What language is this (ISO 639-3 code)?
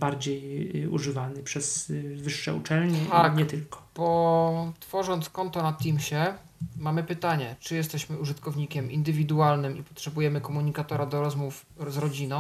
pol